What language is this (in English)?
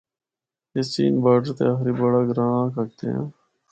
Northern Hindko